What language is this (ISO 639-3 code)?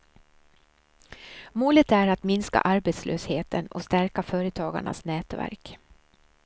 swe